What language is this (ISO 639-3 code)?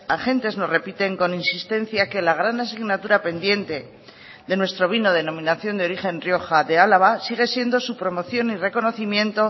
spa